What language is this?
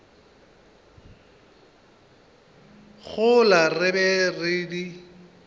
Northern Sotho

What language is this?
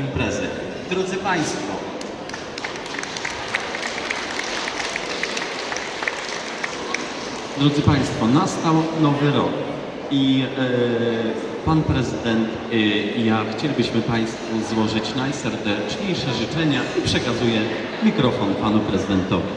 Polish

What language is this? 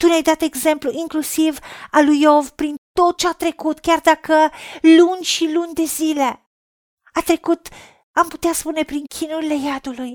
Romanian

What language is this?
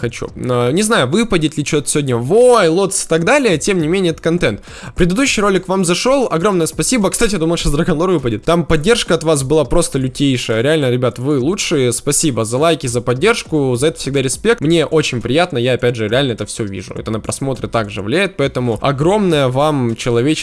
Russian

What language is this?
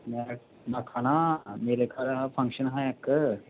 Dogri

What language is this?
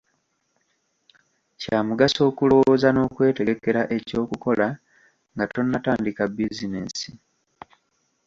Ganda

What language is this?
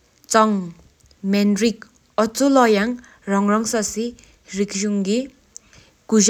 Sikkimese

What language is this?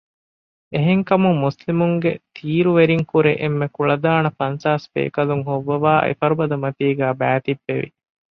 Divehi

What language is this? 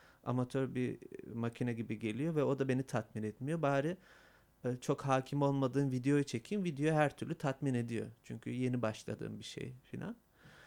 Turkish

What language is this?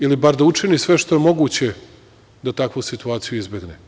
Serbian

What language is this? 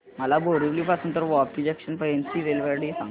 Marathi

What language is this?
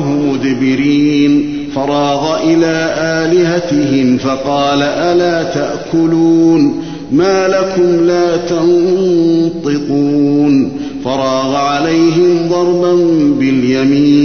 Arabic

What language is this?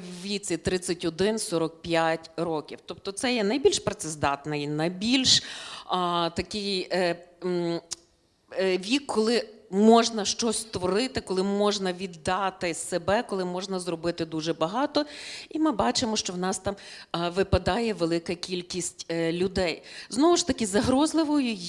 Ukrainian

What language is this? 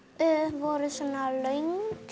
Icelandic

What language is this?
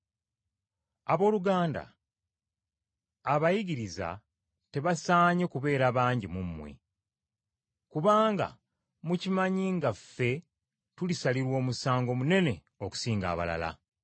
Ganda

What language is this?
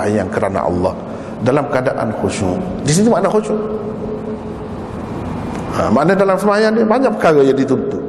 Malay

